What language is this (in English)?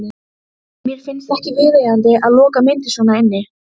Icelandic